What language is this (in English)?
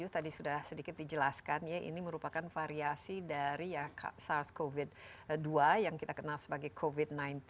Indonesian